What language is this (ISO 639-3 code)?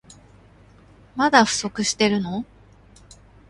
jpn